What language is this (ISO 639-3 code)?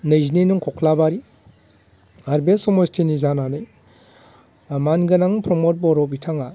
brx